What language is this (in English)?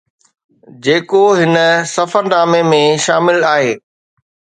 Sindhi